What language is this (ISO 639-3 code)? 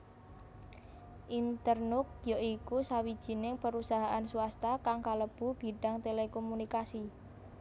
jav